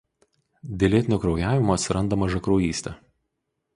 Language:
Lithuanian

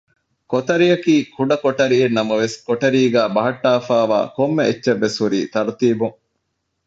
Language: Divehi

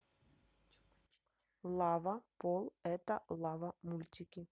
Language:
Russian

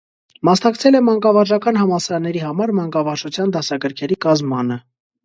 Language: Armenian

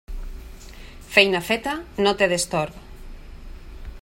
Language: Catalan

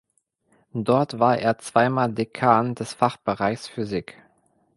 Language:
German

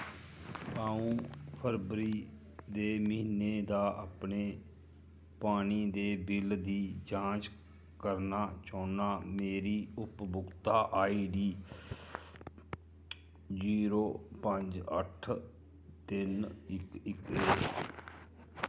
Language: Dogri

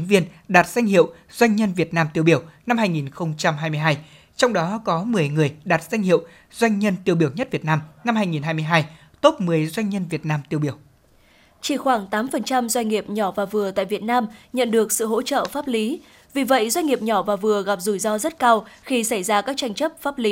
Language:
Vietnamese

